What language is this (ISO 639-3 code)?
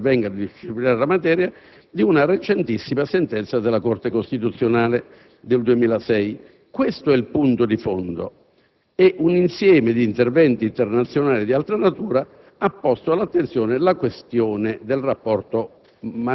ita